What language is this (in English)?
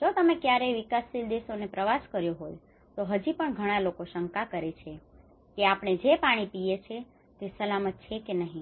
Gujarati